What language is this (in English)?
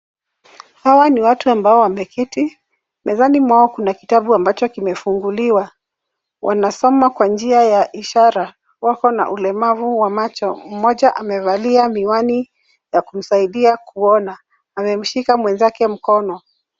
Swahili